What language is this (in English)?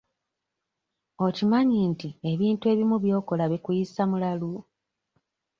Ganda